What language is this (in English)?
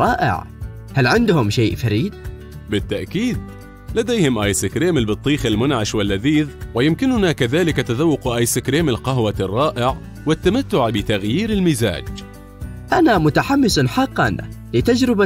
Arabic